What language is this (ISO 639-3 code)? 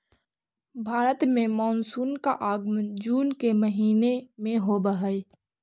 mag